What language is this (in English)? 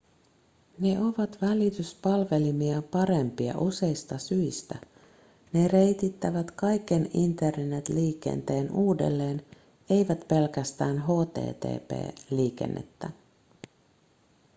Finnish